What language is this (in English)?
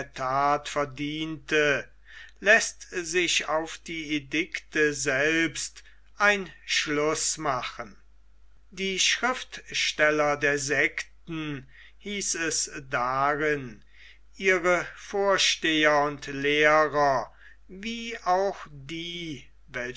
German